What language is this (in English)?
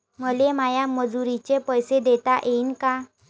Marathi